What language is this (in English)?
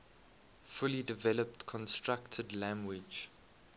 English